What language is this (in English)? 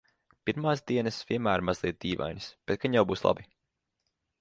Latvian